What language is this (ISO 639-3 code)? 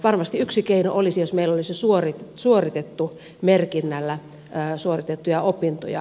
fin